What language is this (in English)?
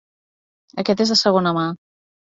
Catalan